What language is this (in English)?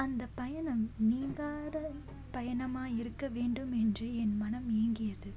Tamil